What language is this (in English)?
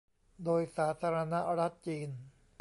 Thai